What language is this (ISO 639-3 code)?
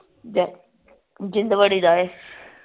pan